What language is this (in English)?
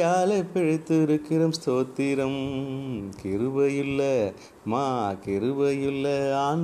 Tamil